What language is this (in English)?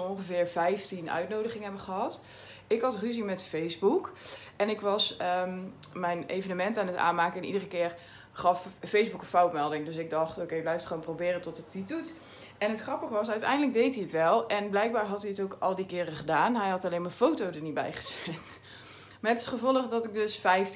Dutch